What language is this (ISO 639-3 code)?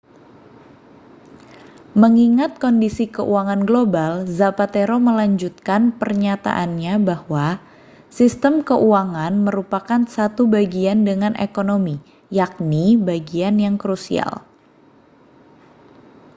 ind